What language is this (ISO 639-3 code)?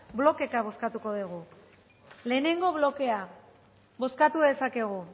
eus